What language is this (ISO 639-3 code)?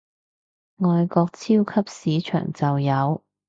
yue